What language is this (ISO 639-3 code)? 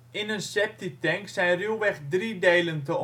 nld